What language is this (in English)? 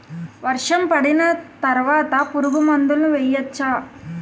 Telugu